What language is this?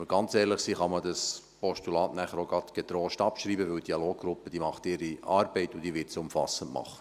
Swiss German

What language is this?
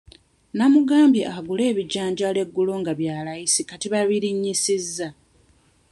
Ganda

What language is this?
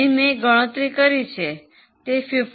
Gujarati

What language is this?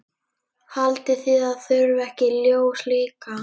Icelandic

